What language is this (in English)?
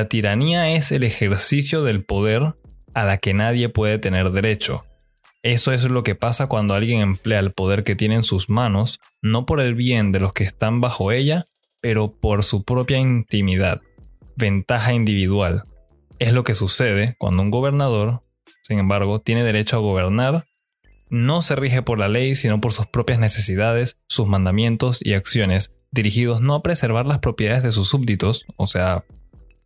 Spanish